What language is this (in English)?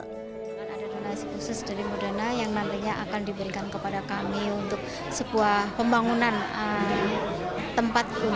Indonesian